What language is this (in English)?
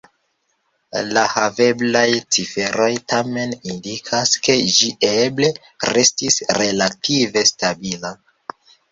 Esperanto